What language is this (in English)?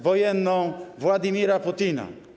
Polish